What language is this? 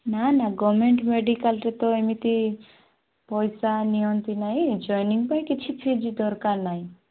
Odia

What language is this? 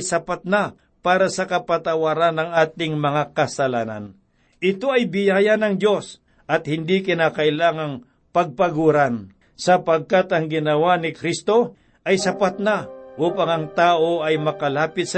Filipino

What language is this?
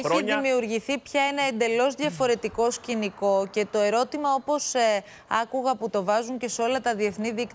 Greek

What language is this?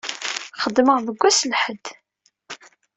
Kabyle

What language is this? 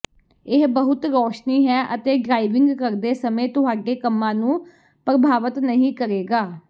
Punjabi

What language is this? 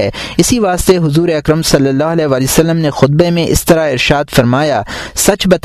Urdu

